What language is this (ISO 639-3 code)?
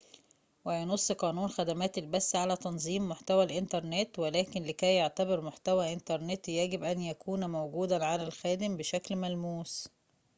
ara